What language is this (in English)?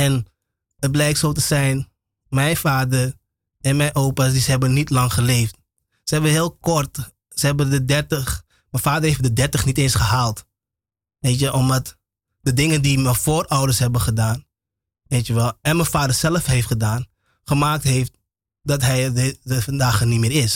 Dutch